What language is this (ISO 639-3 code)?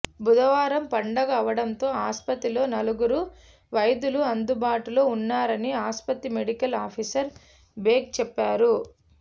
tel